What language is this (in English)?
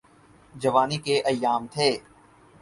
Urdu